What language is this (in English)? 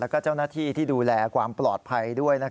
Thai